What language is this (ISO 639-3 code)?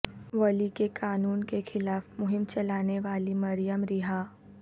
urd